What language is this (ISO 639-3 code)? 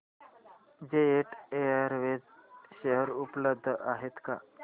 mar